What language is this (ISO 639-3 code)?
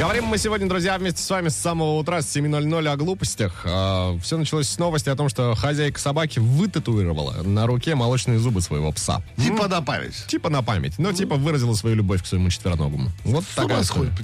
rus